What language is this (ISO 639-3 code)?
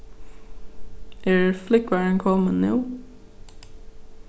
fao